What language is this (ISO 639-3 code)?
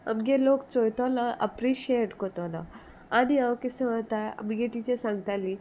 kok